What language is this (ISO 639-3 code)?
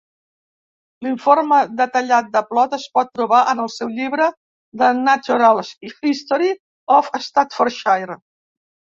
cat